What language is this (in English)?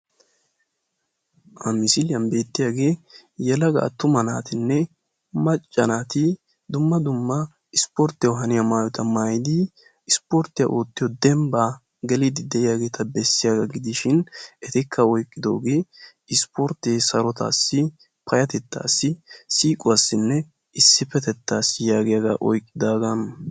Wolaytta